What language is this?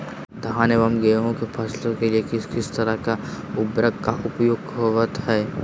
Magahi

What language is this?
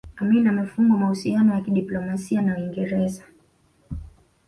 Swahili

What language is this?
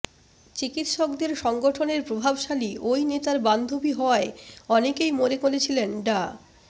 Bangla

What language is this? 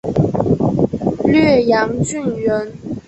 Chinese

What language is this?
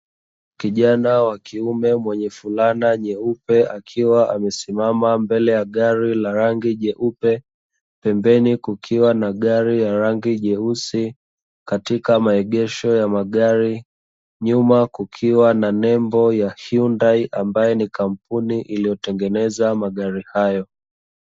Swahili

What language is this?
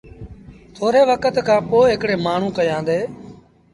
Sindhi Bhil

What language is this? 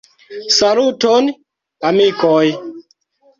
Esperanto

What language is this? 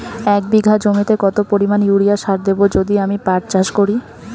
Bangla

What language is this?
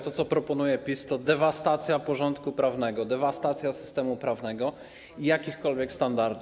Polish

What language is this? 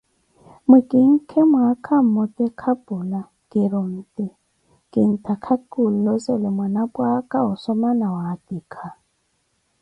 Koti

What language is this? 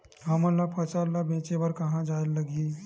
Chhattisgarhi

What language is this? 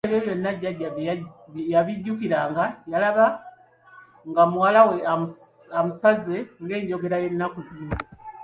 Ganda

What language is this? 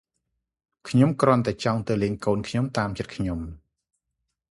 Khmer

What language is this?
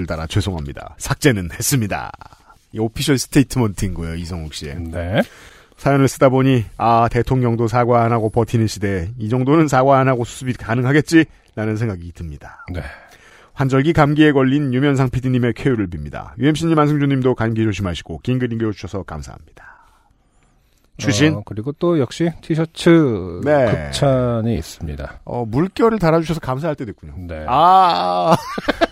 Korean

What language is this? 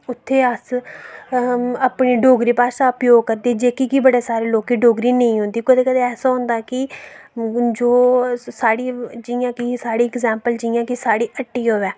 Dogri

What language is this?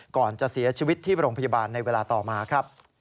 Thai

